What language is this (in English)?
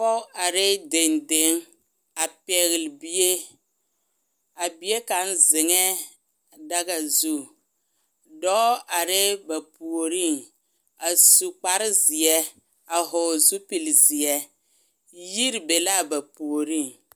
Southern Dagaare